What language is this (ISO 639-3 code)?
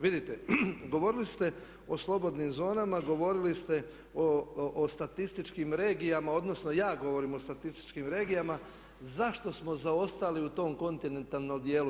hrv